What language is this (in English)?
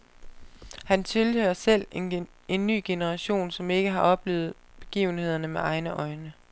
Danish